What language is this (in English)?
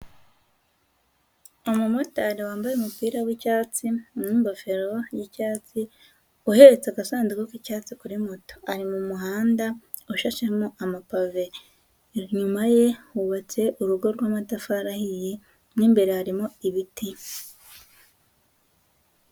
Kinyarwanda